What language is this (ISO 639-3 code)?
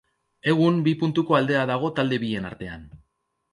eus